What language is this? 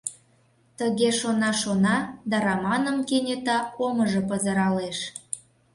Mari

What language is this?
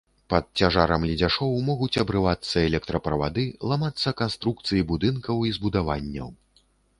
Belarusian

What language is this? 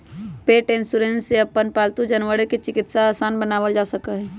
Magahi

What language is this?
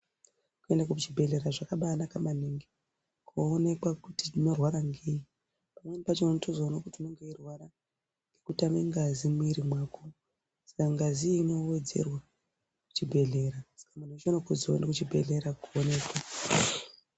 Ndau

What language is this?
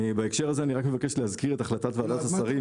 Hebrew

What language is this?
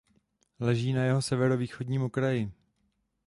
Czech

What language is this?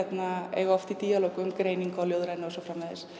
Icelandic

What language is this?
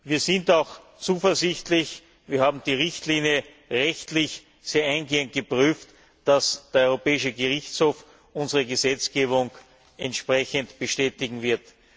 German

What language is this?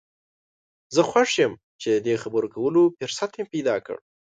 Pashto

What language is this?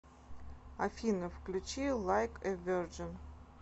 Russian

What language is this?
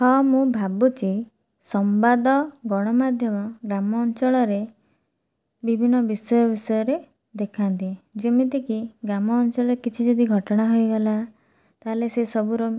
Odia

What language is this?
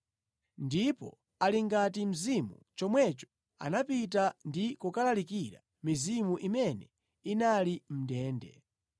Nyanja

